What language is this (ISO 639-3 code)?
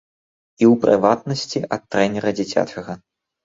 bel